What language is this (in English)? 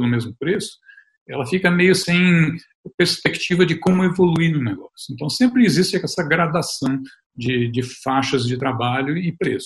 Portuguese